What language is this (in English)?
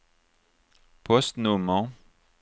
Swedish